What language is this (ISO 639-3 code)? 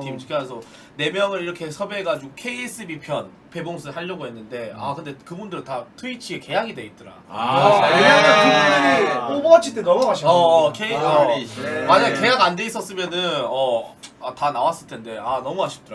kor